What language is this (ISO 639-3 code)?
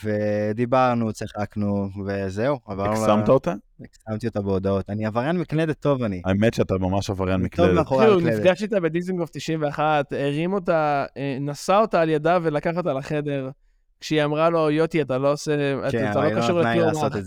heb